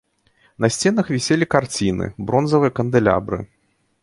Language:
Belarusian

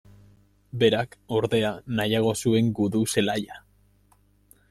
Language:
Basque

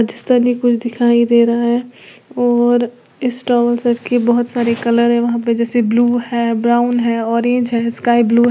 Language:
Hindi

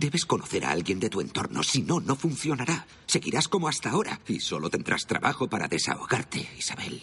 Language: Spanish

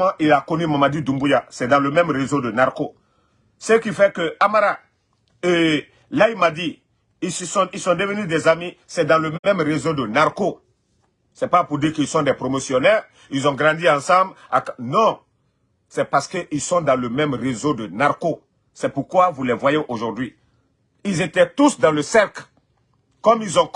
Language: French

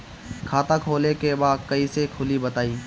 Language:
Bhojpuri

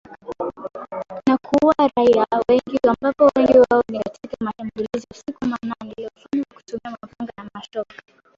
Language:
Swahili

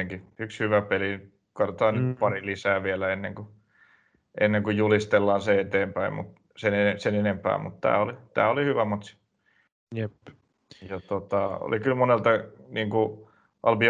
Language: Finnish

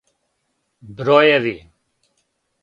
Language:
Serbian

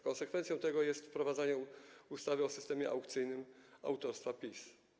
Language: Polish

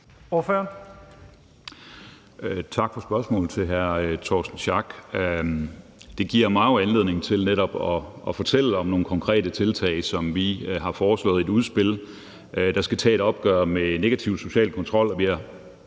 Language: Danish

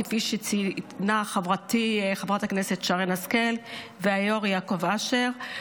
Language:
Hebrew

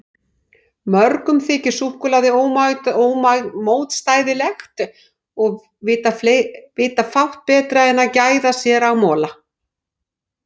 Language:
Icelandic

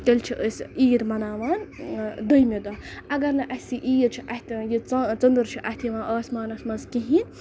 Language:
Kashmiri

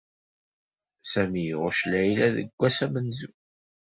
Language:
Kabyle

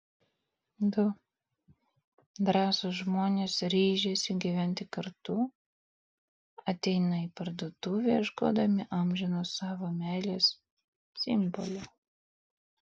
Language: Lithuanian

